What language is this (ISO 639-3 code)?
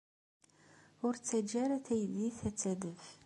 kab